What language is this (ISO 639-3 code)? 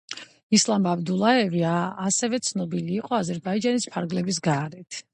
kat